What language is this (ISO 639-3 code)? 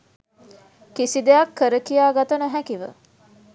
sin